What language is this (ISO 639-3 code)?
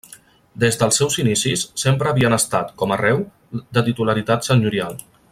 cat